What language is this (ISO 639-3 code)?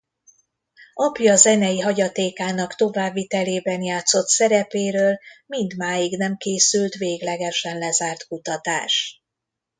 hun